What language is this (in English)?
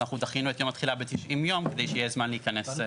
Hebrew